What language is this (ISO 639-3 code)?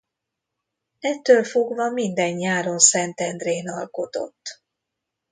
hun